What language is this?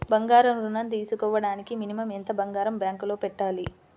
Telugu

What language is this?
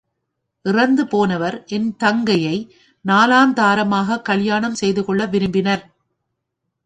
Tamil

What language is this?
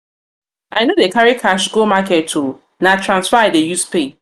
Nigerian Pidgin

